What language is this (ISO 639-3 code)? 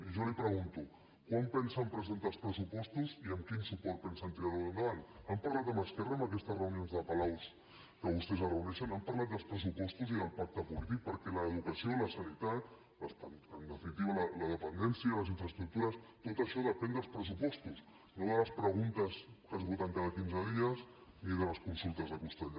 cat